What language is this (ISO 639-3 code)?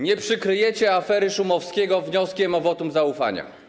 pol